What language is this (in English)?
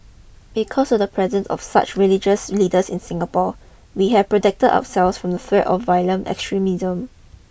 English